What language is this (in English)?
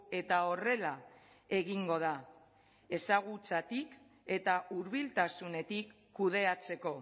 Basque